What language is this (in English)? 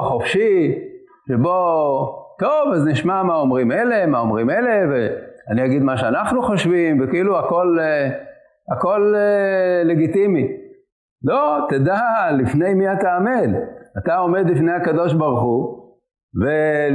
Hebrew